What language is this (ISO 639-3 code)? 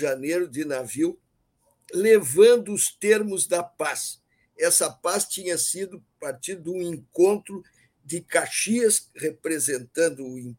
por